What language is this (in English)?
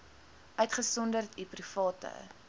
Afrikaans